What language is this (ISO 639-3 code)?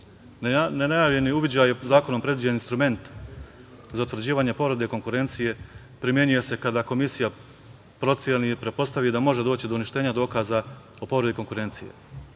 srp